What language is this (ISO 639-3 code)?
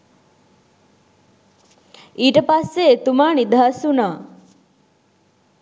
sin